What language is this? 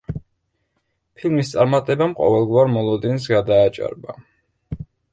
Georgian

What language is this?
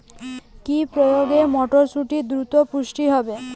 Bangla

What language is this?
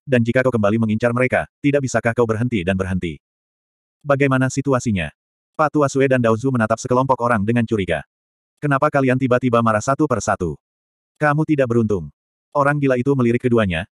Indonesian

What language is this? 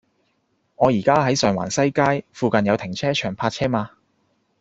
Cantonese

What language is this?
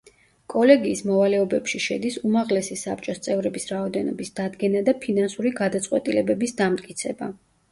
Georgian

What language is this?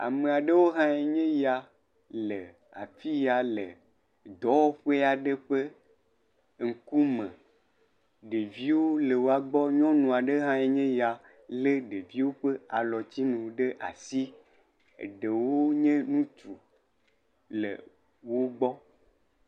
Ewe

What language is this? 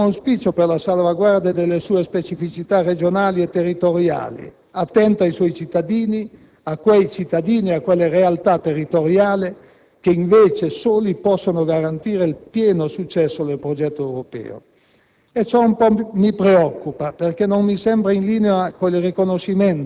Italian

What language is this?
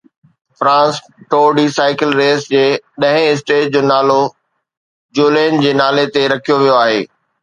Sindhi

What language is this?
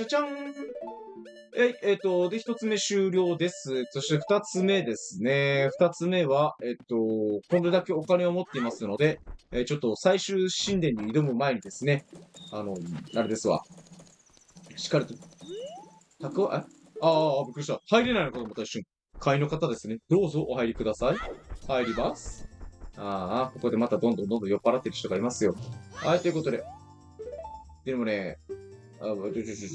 Japanese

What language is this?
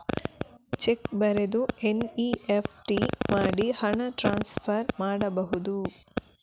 Kannada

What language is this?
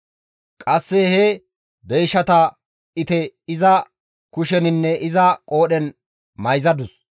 Gamo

